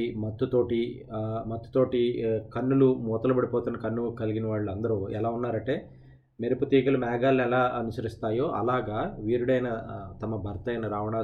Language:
Telugu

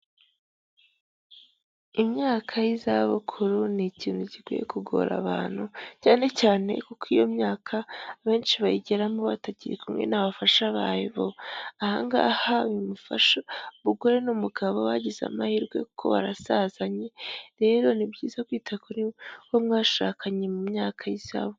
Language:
Kinyarwanda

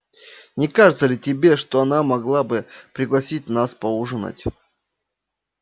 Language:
Russian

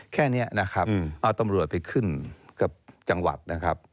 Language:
Thai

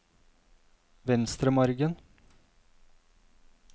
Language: Norwegian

